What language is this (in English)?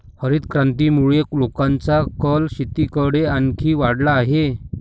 Marathi